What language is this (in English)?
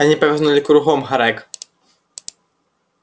Russian